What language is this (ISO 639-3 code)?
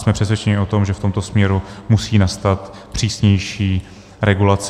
ces